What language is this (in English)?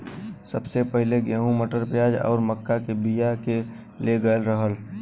Bhojpuri